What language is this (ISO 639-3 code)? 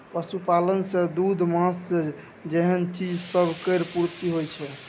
mai